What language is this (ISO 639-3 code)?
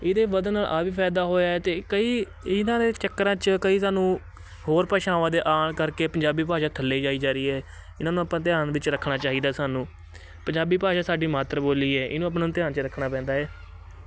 pan